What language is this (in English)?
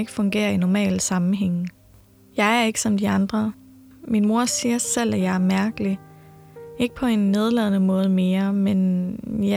Danish